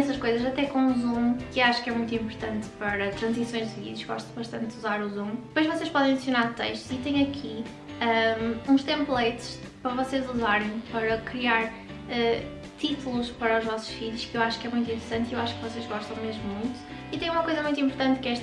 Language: Portuguese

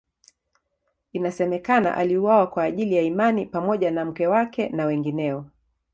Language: Swahili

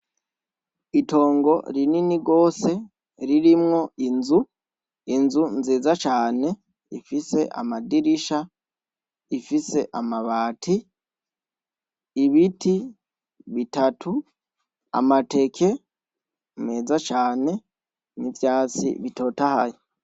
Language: Rundi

